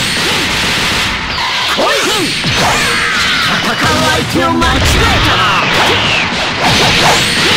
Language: Japanese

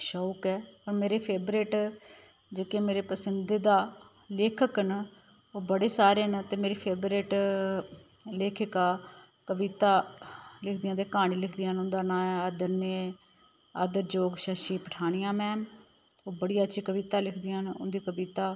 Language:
Dogri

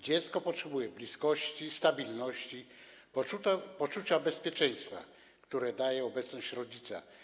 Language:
Polish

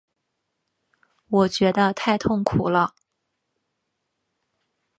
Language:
Chinese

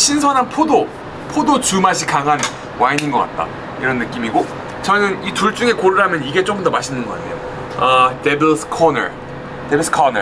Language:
Korean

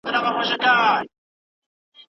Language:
Pashto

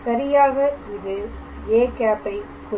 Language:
Tamil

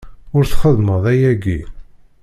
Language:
Kabyle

